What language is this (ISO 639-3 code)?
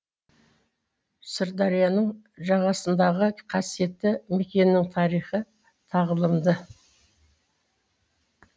kaz